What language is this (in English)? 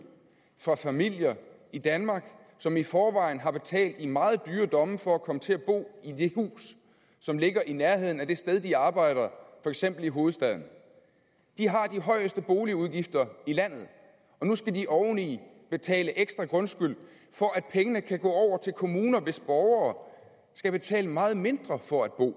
Danish